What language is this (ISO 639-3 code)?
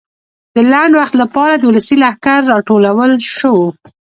pus